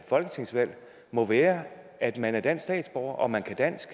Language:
Danish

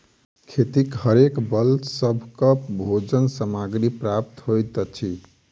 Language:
Maithili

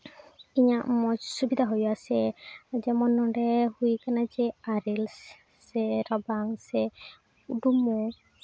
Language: Santali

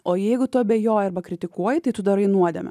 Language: Lithuanian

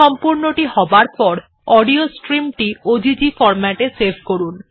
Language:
Bangla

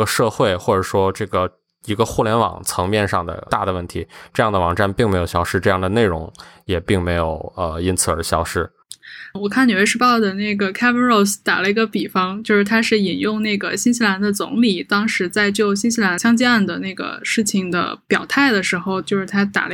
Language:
Chinese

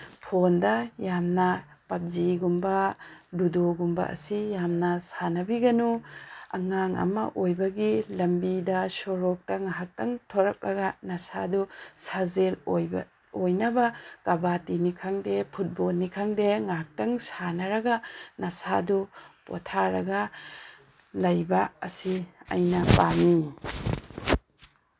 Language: Manipuri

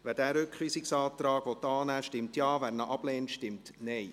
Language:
Swiss German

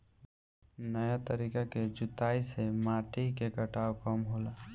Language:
Bhojpuri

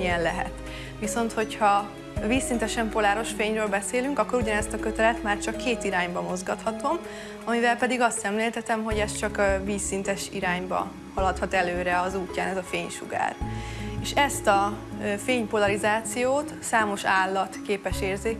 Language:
Hungarian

